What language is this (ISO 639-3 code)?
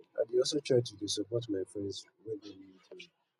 pcm